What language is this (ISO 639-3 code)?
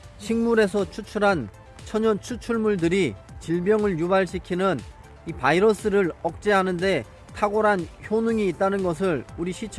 kor